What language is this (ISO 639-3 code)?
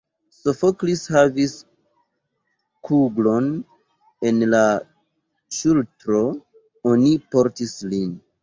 epo